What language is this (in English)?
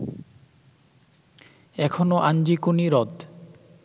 Bangla